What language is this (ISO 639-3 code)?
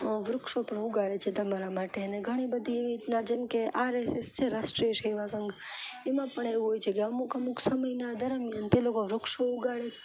guj